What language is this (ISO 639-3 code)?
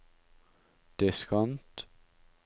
nor